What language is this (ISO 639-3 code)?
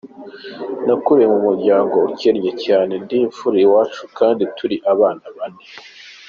kin